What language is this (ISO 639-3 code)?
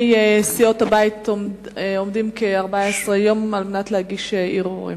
heb